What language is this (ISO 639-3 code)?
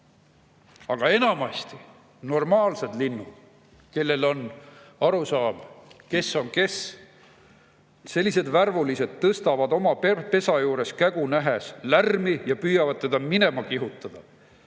est